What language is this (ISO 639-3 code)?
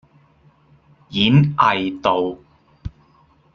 yue